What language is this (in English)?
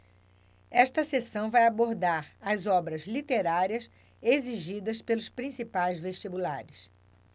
Portuguese